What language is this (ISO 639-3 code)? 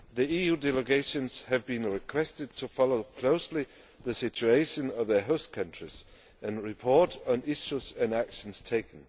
eng